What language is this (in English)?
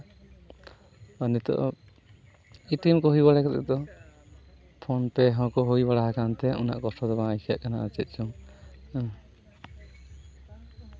Santali